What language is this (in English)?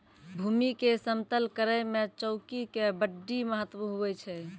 Maithili